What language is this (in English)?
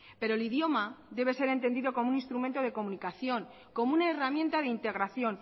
Spanish